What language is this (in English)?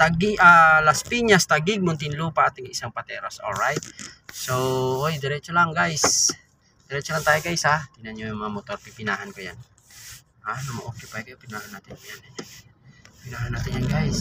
Filipino